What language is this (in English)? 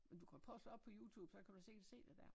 Danish